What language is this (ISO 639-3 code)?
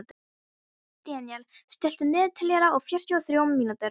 isl